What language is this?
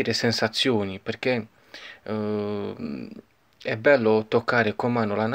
Italian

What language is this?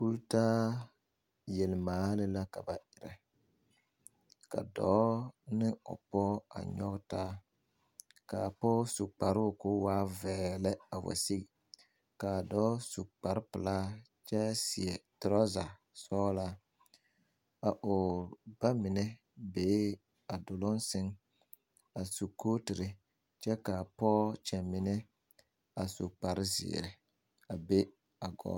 Southern Dagaare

